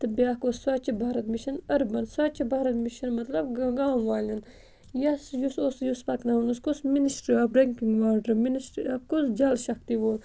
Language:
Kashmiri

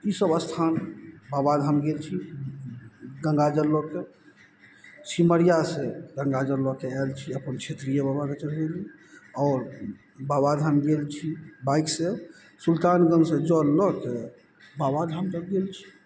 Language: Maithili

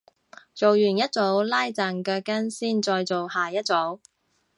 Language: Cantonese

